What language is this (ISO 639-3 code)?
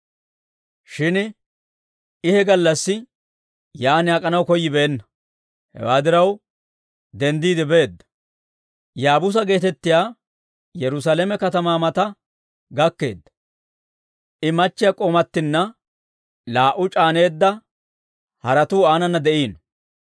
dwr